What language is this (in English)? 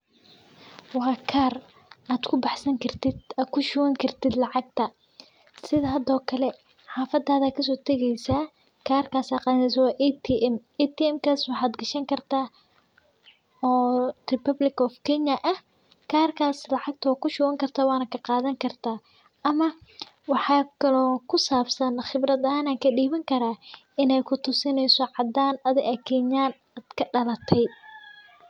Somali